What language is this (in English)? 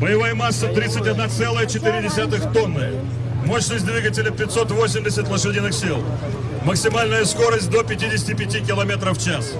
Russian